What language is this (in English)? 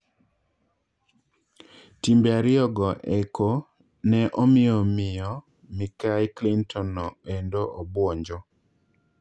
Luo (Kenya and Tanzania)